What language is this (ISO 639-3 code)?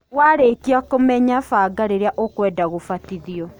kik